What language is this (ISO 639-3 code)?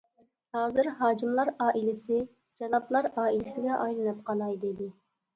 uig